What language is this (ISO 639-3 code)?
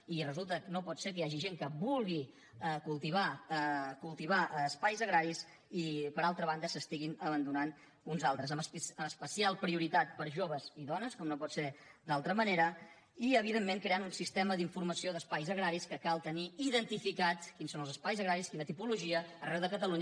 cat